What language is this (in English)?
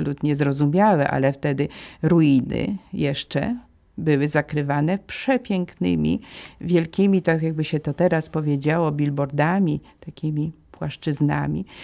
Polish